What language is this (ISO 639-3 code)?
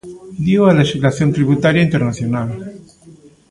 glg